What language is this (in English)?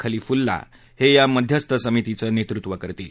Marathi